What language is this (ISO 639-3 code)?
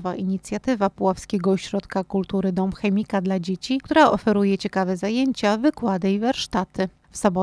pol